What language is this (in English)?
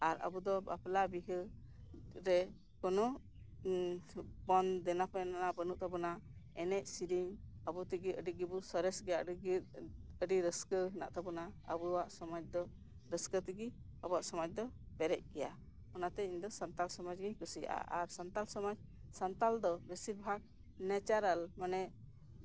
Santali